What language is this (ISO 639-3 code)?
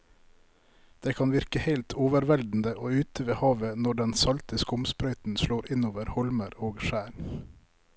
nor